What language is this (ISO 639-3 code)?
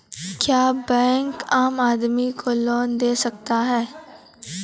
mai